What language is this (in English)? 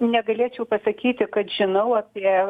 Lithuanian